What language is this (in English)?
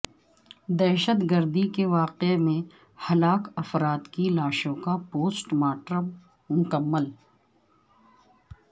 Urdu